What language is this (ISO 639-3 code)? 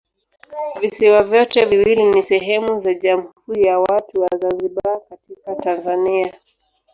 swa